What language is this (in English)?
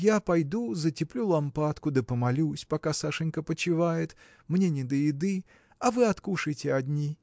Russian